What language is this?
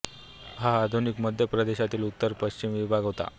Marathi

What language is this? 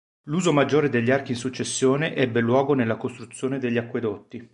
Italian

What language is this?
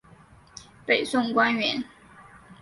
Chinese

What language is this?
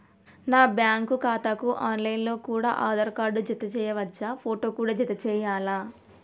Telugu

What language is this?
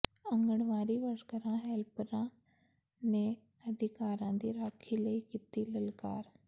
Punjabi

